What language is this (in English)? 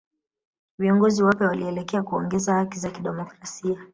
Swahili